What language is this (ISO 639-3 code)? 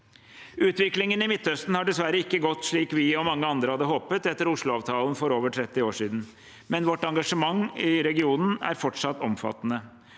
nor